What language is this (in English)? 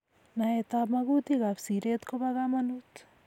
Kalenjin